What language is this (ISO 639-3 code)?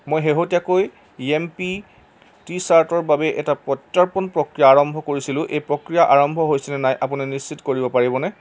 asm